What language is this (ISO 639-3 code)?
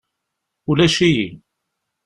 kab